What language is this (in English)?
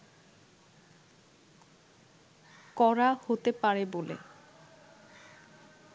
Bangla